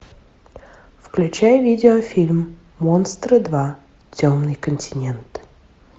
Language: Russian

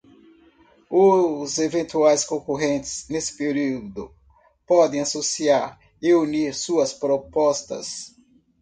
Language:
Portuguese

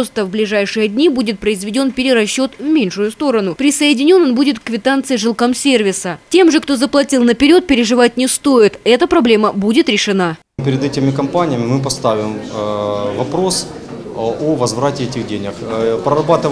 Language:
Russian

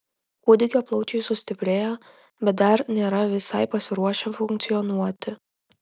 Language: Lithuanian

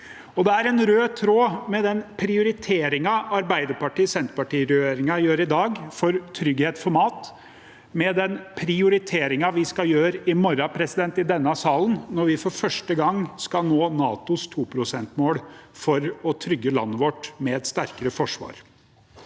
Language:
Norwegian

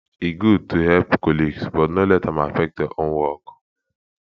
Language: Nigerian Pidgin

